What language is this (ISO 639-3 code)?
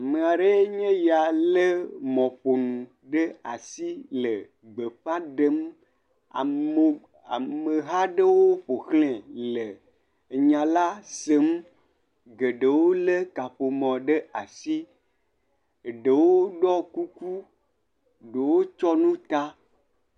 ewe